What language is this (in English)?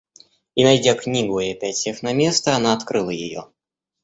Russian